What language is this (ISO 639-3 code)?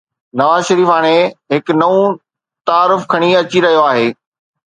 snd